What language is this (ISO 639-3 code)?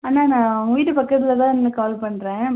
tam